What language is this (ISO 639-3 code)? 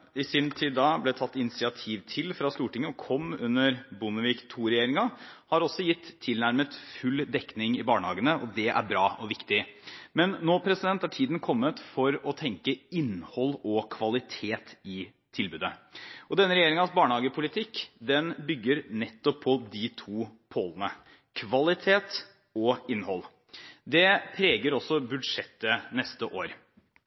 nob